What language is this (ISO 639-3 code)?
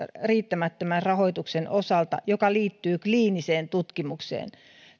fin